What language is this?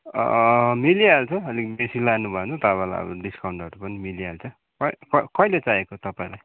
Nepali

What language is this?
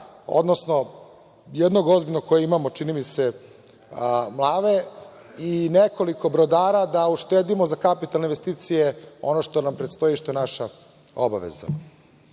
Serbian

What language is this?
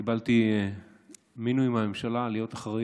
Hebrew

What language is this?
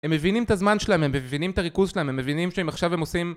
Hebrew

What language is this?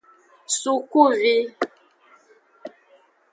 Aja (Benin)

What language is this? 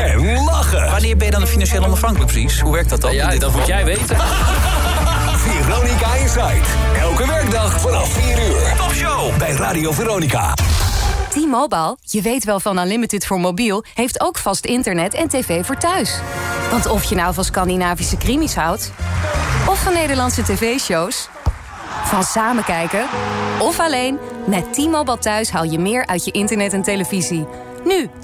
Dutch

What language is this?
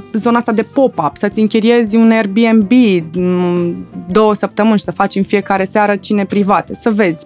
Romanian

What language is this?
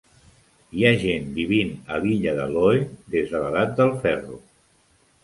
Catalan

